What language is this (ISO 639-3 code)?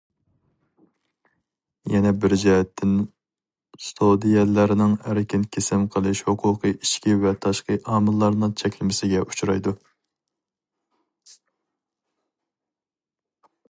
uig